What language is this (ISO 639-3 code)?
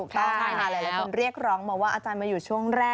tha